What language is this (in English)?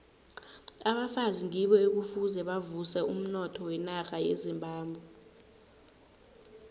South Ndebele